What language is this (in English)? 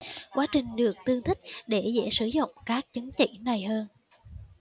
Vietnamese